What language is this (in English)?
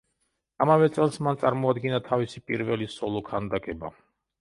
Georgian